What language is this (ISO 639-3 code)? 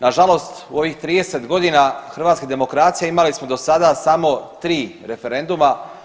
hrv